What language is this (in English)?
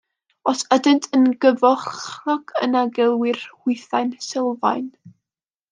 Welsh